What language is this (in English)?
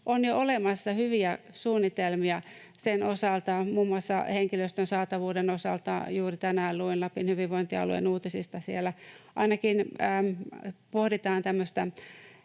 Finnish